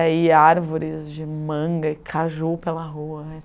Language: Portuguese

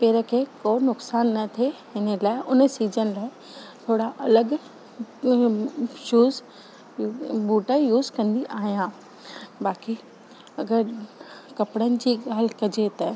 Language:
Sindhi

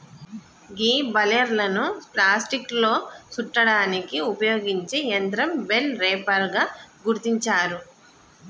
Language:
Telugu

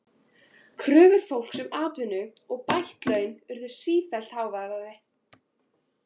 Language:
Icelandic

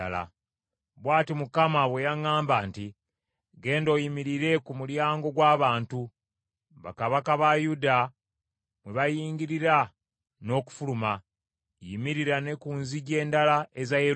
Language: Ganda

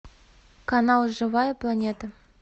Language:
Russian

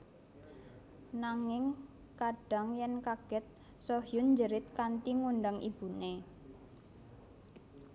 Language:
Javanese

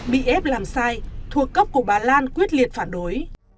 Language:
Vietnamese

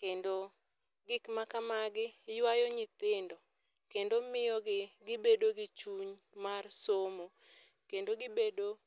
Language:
Luo (Kenya and Tanzania)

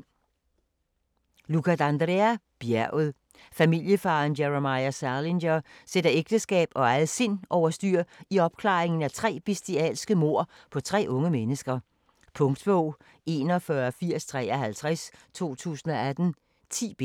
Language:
Danish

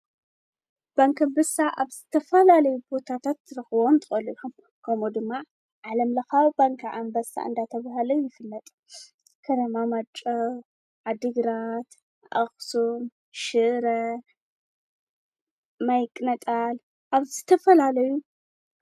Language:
Tigrinya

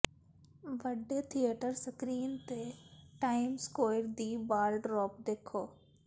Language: Punjabi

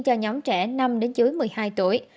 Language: Vietnamese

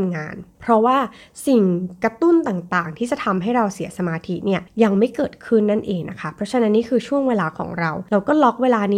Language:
Thai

